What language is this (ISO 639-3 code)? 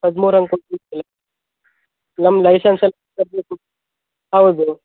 kan